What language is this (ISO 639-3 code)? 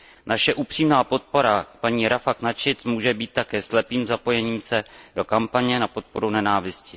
ces